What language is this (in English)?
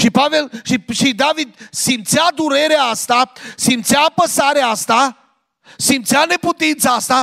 Romanian